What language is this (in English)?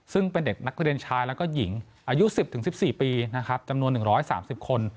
Thai